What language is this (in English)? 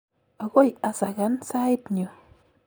Kalenjin